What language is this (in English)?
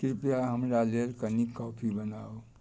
Maithili